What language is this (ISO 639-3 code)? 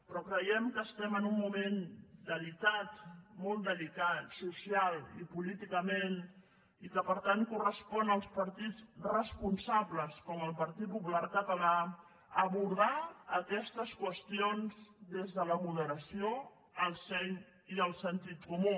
cat